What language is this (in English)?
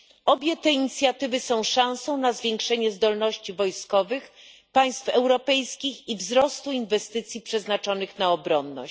Polish